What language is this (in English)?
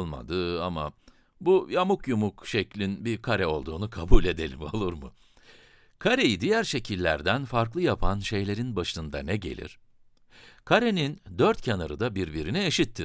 Turkish